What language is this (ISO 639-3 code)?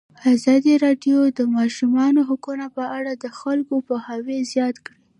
pus